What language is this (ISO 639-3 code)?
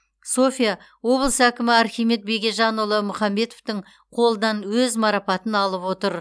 kaz